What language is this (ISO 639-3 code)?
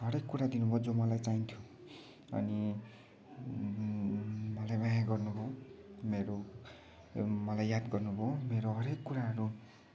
nep